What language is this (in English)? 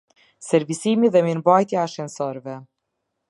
Albanian